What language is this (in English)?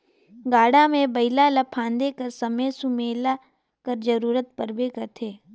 Chhattisgarhi